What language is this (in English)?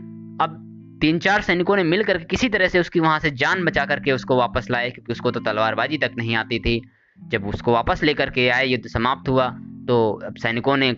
Hindi